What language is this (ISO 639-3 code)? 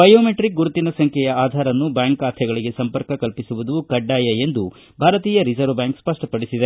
kan